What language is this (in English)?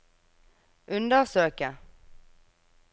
Norwegian